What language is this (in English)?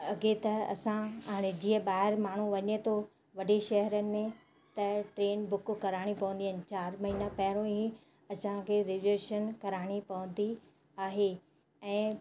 Sindhi